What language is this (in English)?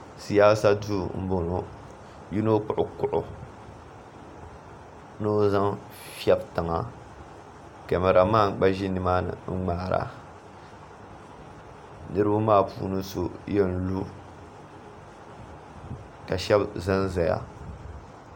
Dagbani